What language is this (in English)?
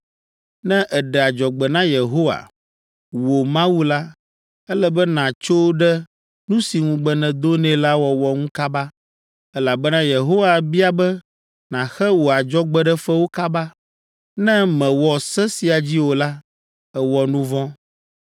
Ewe